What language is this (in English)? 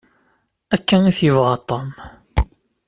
Kabyle